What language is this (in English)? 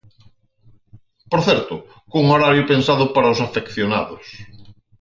Galician